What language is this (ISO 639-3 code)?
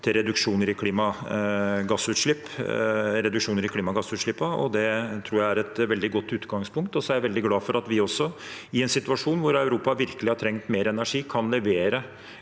nor